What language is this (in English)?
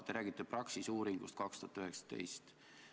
Estonian